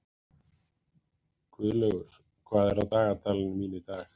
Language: Icelandic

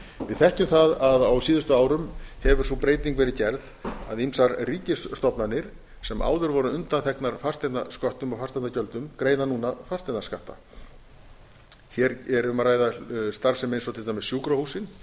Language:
Icelandic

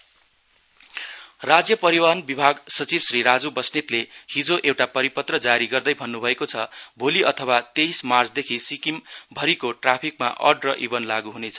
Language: Nepali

